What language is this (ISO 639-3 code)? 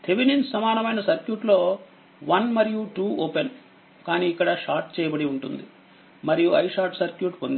tel